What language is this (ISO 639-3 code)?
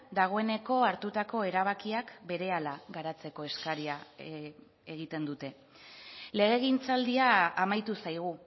eus